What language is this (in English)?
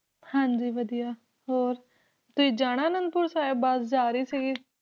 Punjabi